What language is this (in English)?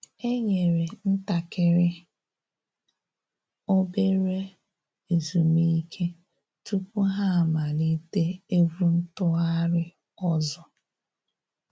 Igbo